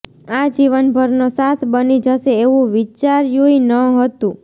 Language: Gujarati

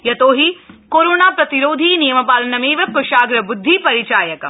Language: Sanskrit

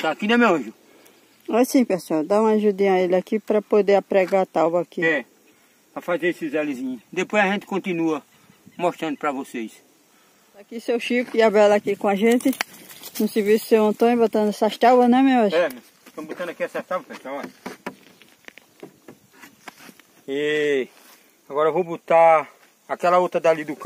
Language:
Portuguese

